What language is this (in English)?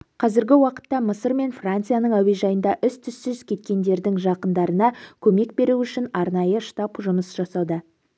Kazakh